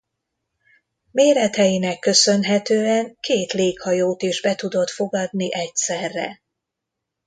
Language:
Hungarian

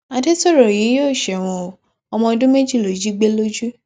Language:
Yoruba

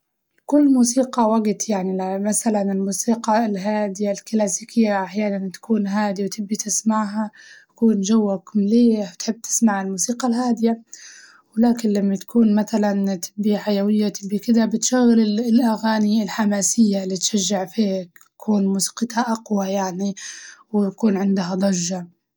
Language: Libyan Arabic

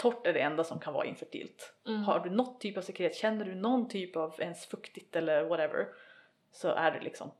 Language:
Swedish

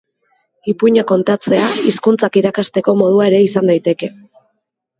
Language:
Basque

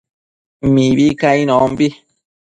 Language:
Matsés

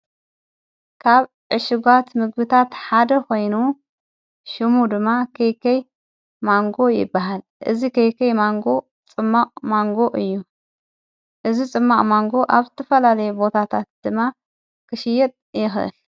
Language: Tigrinya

